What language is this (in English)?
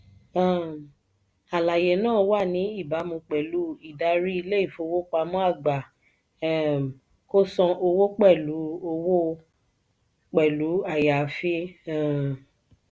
Yoruba